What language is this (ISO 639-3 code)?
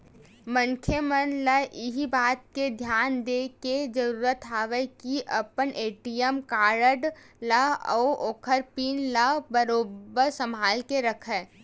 hne